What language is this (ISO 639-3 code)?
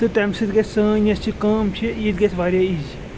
kas